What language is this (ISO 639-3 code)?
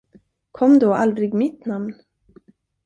swe